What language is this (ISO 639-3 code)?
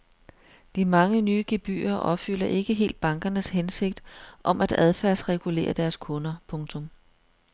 dan